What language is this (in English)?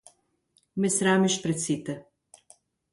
Macedonian